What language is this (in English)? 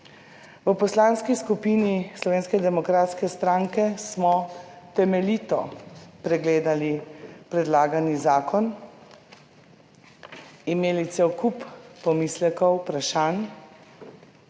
Slovenian